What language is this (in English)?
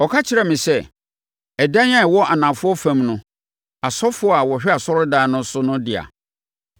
Akan